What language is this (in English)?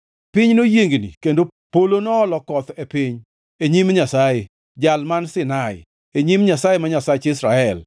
Luo (Kenya and Tanzania)